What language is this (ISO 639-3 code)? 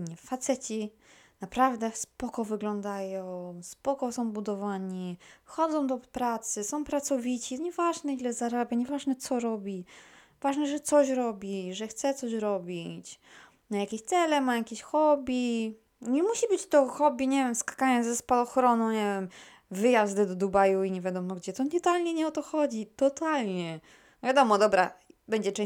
pol